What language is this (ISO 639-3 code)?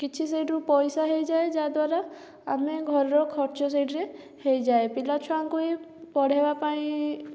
ori